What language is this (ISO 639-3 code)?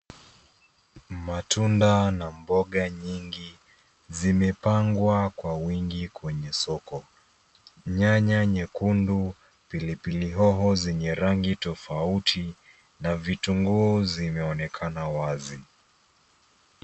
swa